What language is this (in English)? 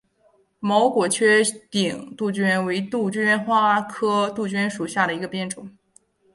Chinese